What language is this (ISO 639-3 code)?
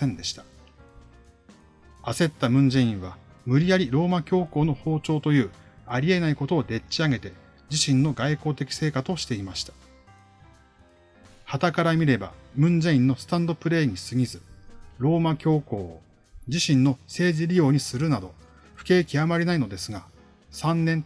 jpn